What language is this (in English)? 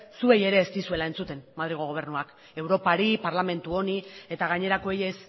Basque